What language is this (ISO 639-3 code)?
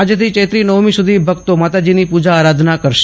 guj